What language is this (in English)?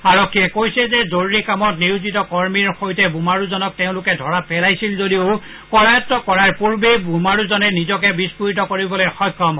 Assamese